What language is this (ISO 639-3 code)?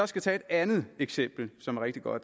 dan